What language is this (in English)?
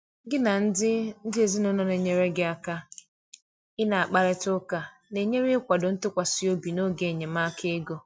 Igbo